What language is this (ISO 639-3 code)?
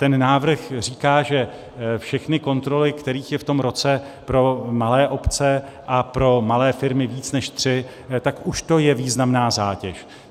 ces